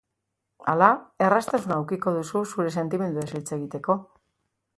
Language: Basque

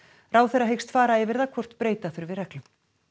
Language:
Icelandic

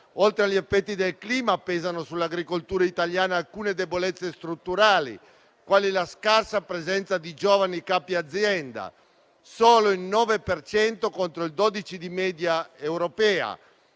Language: Italian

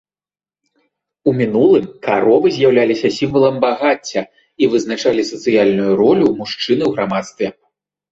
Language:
Belarusian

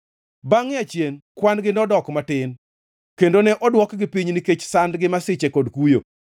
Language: Luo (Kenya and Tanzania)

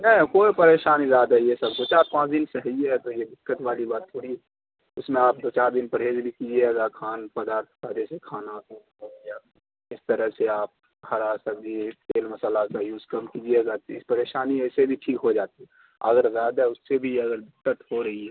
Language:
Urdu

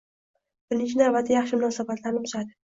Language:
Uzbek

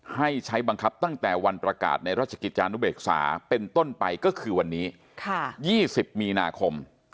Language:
Thai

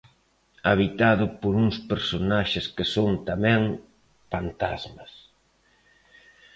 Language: Galician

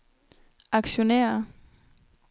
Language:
Danish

